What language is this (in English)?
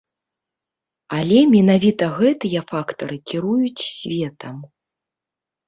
Belarusian